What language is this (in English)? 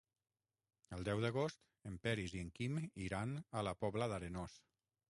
Catalan